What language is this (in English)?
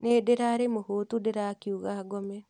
Kikuyu